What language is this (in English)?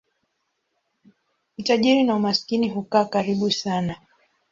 Swahili